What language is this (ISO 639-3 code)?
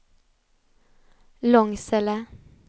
swe